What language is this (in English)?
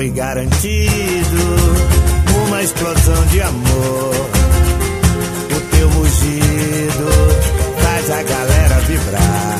Portuguese